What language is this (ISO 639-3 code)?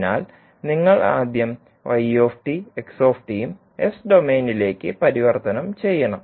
mal